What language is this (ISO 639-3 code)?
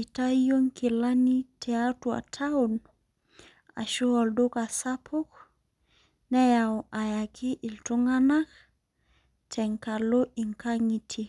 mas